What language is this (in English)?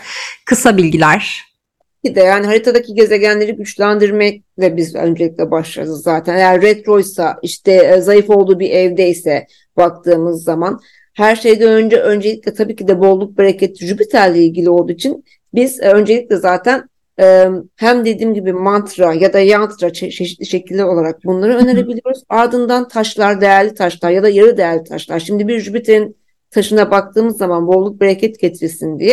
Turkish